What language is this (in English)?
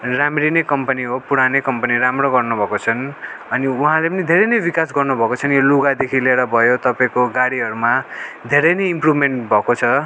Nepali